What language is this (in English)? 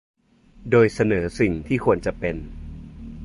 Thai